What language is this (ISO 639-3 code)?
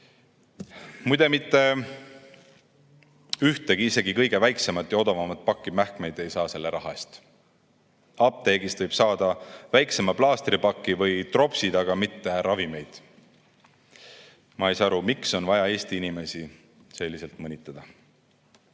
est